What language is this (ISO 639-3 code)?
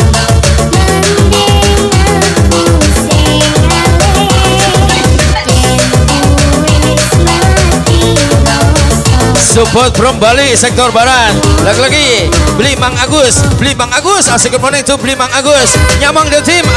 ind